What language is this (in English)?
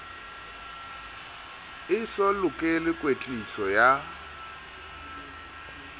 Southern Sotho